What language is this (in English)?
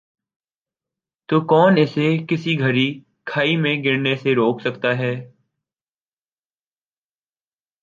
Urdu